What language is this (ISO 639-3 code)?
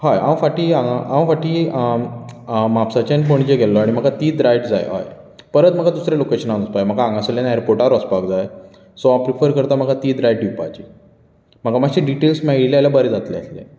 kok